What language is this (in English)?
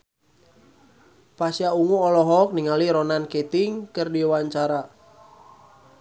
Sundanese